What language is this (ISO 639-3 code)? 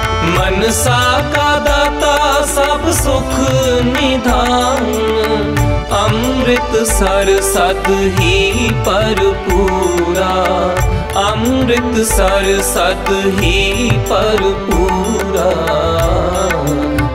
hin